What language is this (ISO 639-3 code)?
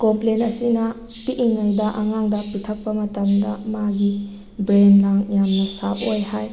mni